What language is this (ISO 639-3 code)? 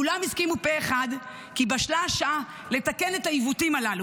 heb